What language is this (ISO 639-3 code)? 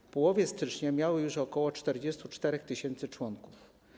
pol